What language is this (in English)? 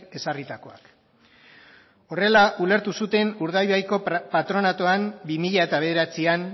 Basque